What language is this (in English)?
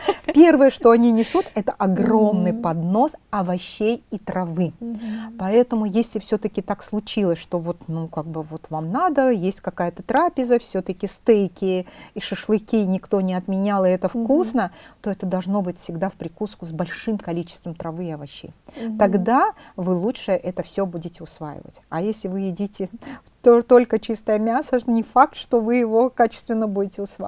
Russian